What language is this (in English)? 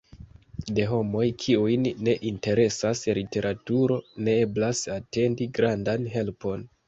Esperanto